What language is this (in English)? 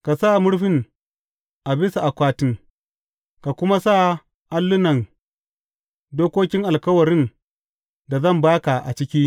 Hausa